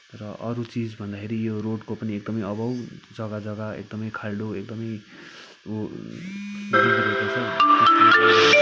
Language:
Nepali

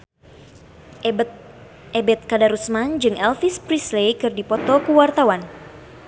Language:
Sundanese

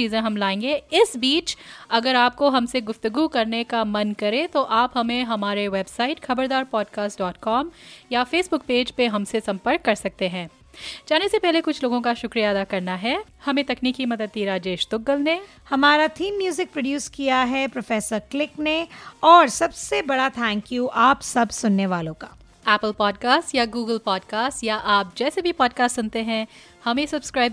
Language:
Hindi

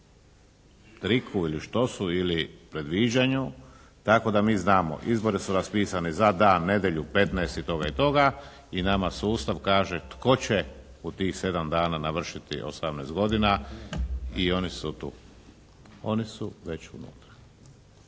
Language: Croatian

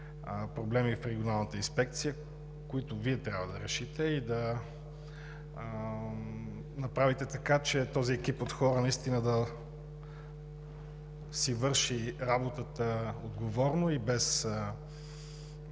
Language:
Bulgarian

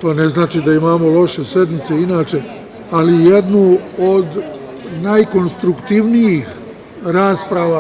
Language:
Serbian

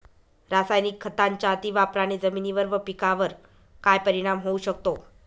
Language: Marathi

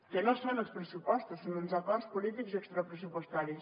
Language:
Catalan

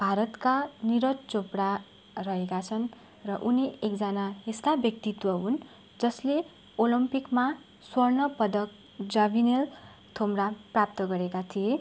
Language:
Nepali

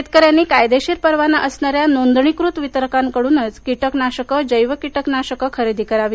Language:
Marathi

